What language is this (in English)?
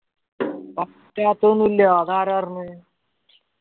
Malayalam